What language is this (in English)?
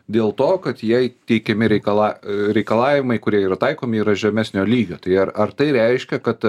Lithuanian